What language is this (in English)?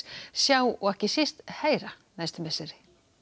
Icelandic